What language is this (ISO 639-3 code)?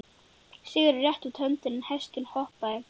isl